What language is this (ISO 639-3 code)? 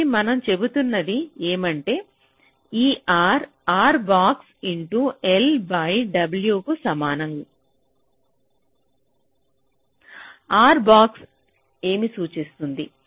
tel